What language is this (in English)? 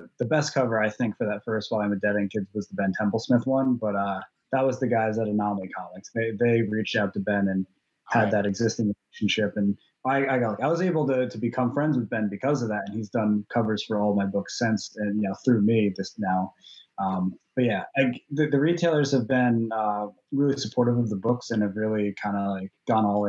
English